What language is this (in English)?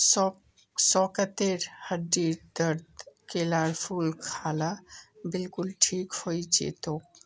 Magahi